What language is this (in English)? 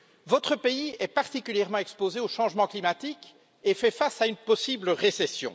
French